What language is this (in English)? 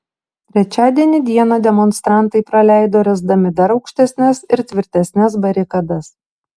Lithuanian